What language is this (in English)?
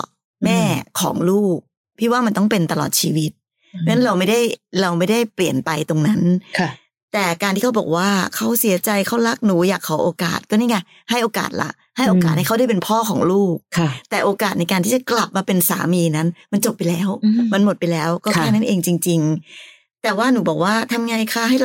Thai